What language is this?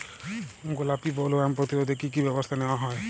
Bangla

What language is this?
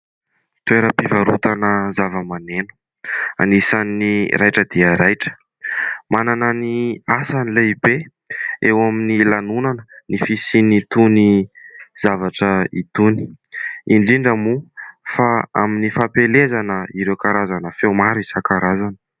Malagasy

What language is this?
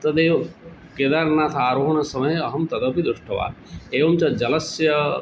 Sanskrit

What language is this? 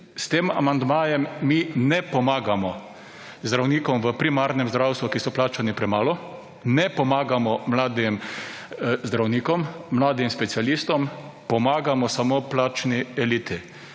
Slovenian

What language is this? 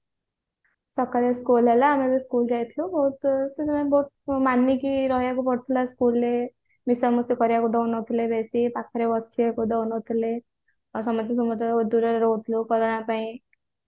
Odia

